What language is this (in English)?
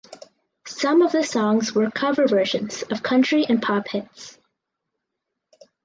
English